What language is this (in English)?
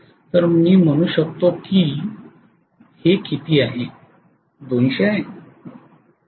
Marathi